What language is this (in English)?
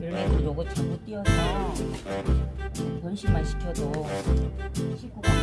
Korean